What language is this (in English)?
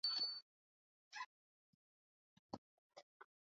Swahili